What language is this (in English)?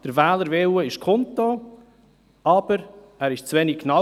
Swiss German